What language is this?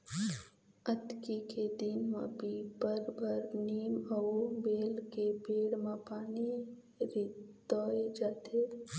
Chhattisgarhi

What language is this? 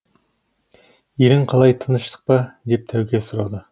Kazakh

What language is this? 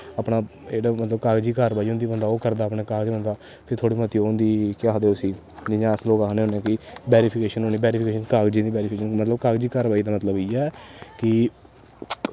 Dogri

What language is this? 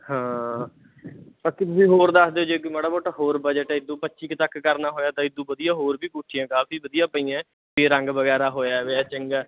Punjabi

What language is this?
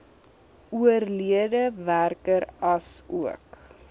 Afrikaans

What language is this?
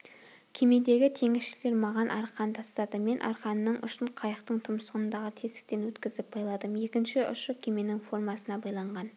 Kazakh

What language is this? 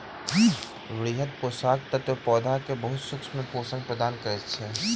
Maithili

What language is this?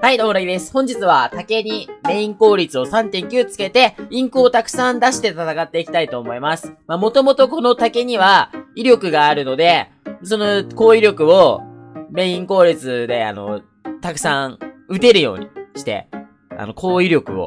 Japanese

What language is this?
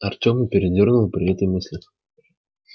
Russian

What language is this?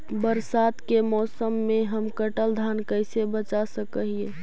Magahi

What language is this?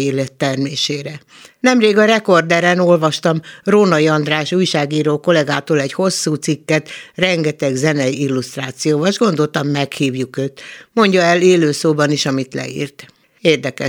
Hungarian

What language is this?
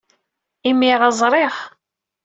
Kabyle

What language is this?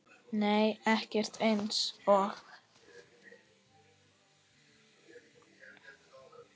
Icelandic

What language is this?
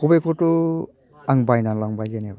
Bodo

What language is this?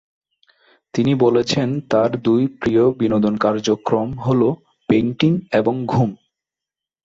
Bangla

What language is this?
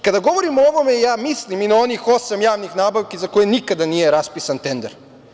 Serbian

